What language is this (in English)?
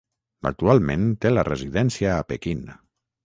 Catalan